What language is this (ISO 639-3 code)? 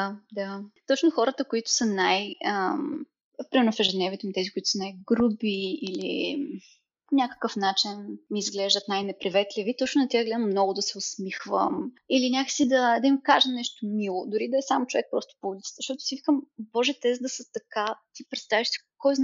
bul